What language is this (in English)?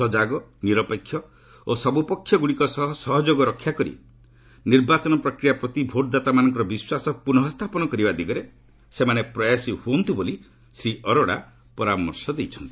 Odia